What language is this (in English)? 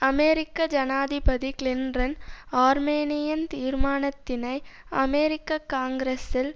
Tamil